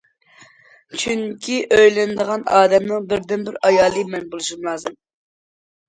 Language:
Uyghur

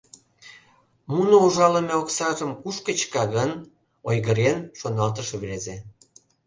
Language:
Mari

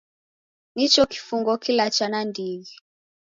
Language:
Taita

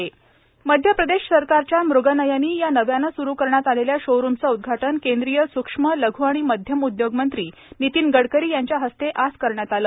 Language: Marathi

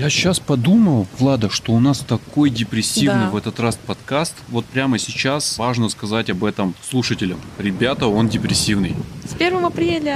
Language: Russian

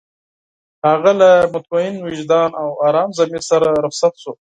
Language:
Pashto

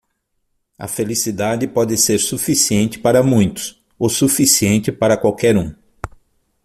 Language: Portuguese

